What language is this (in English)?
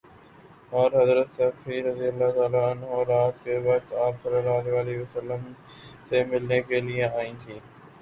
Urdu